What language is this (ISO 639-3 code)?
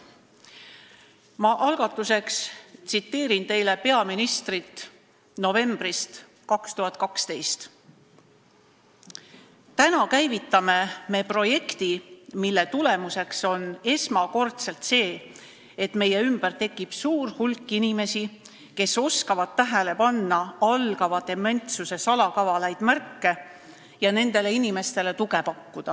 est